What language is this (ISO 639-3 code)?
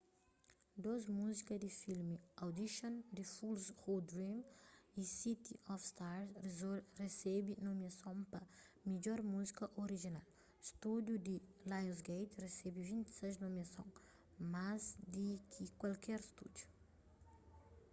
kea